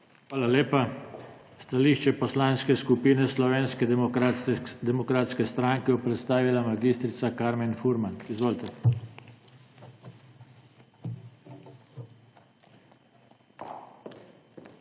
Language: Slovenian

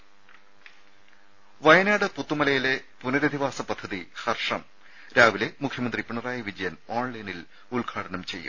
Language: Malayalam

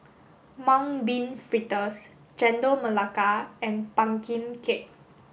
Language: English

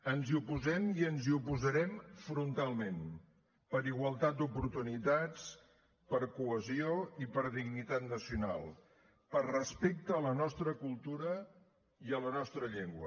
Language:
Catalan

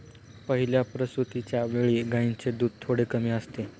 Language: Marathi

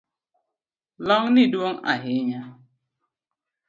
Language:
Luo (Kenya and Tanzania)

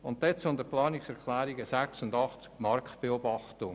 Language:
Swiss German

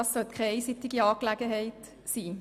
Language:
Swiss German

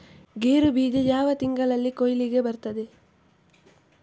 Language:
Kannada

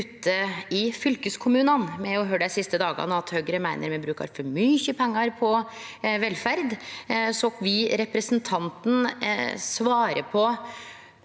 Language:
Norwegian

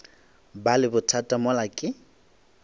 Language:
Northern Sotho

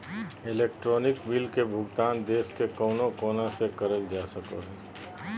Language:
Magahi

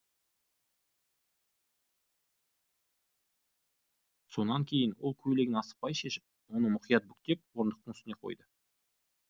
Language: Kazakh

